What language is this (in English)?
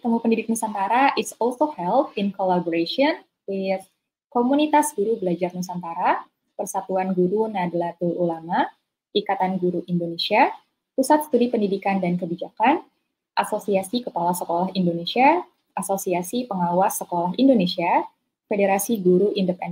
English